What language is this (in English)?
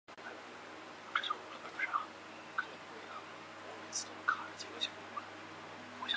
Chinese